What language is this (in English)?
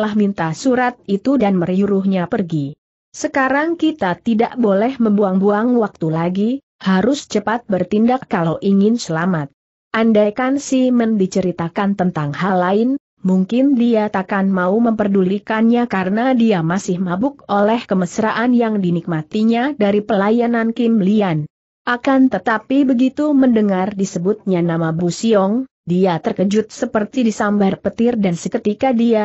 Indonesian